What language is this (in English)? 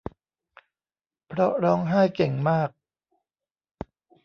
Thai